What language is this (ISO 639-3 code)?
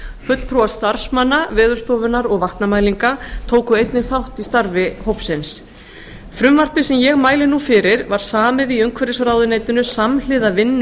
isl